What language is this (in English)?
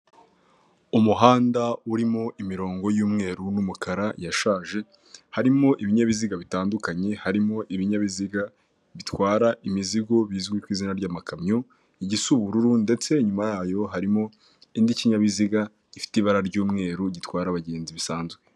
Kinyarwanda